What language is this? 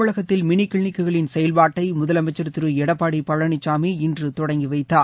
Tamil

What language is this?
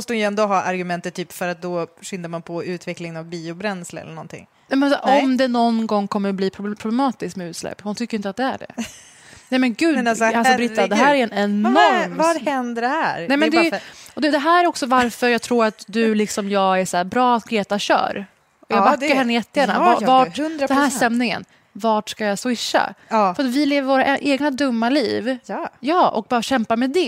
Swedish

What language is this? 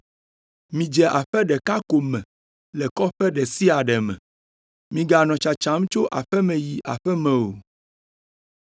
Ewe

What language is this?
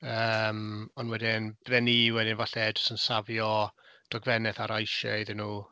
Welsh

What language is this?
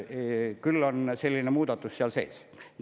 Estonian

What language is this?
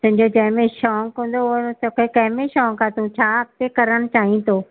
Sindhi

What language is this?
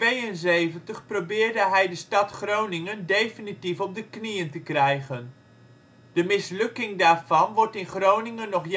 Dutch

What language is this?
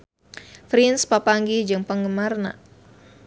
Sundanese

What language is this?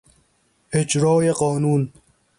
Persian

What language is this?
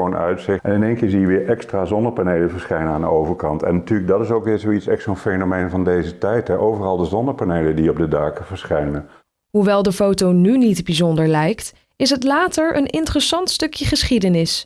Dutch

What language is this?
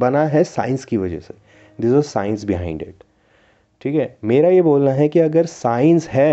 Hindi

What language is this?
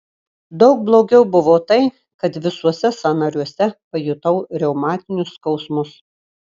Lithuanian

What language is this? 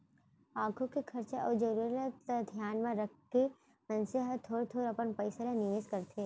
Chhattisgarhi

